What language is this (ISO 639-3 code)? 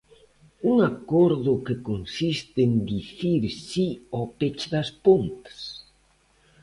glg